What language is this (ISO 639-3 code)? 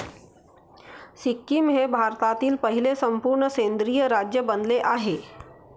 mar